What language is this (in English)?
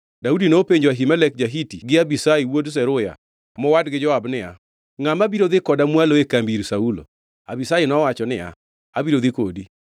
Luo (Kenya and Tanzania)